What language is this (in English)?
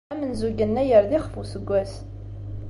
Kabyle